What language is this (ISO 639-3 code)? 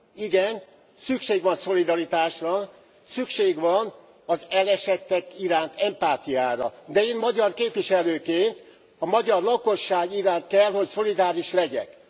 hun